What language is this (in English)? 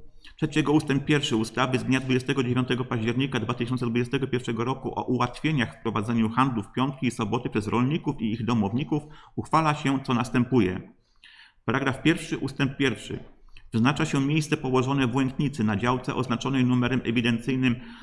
Polish